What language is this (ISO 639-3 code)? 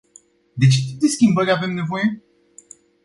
ron